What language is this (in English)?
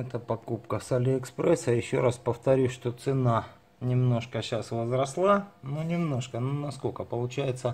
Russian